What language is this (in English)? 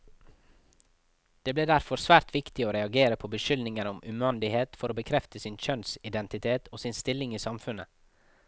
Norwegian